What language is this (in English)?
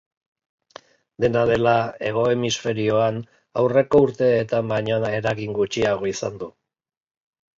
Basque